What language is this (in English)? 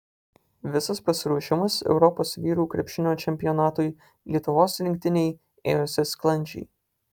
Lithuanian